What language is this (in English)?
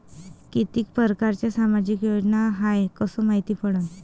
Marathi